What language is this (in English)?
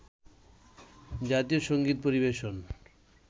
Bangla